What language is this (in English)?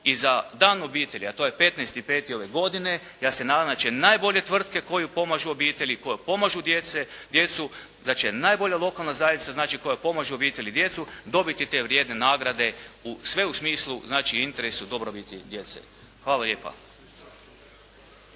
Croatian